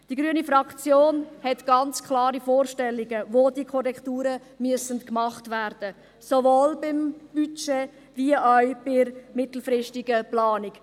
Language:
Swiss German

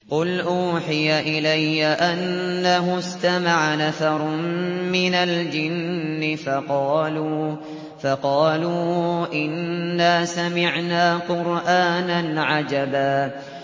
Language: Arabic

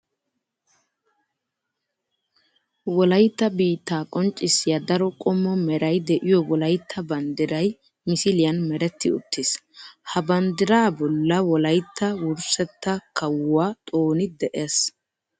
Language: Wolaytta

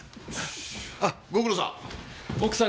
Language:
Japanese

